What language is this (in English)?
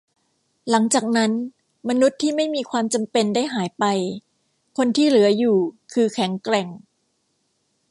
Thai